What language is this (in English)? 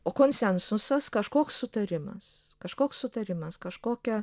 Lithuanian